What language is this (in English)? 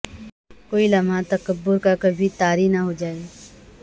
Urdu